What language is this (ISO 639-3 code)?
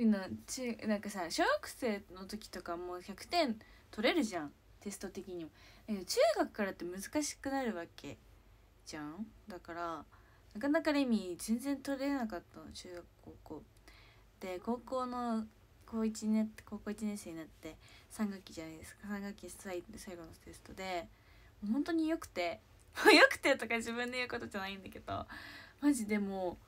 jpn